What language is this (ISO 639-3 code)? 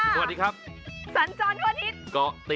tha